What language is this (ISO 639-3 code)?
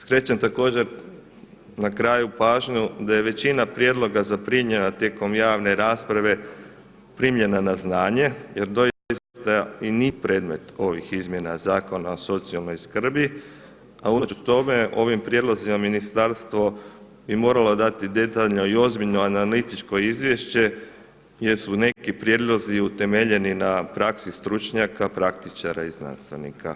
hrv